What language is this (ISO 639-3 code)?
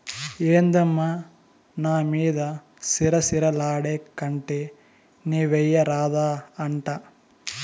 tel